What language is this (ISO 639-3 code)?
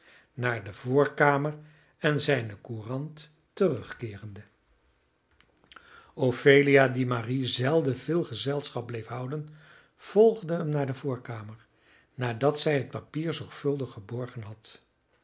nld